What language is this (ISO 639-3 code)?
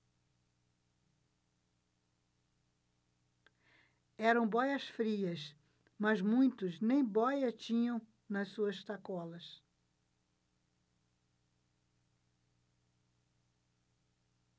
por